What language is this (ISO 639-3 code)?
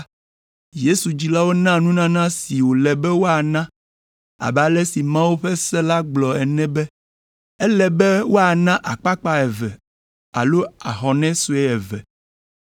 ewe